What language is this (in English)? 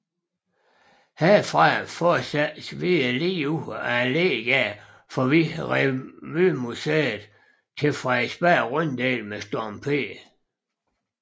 Danish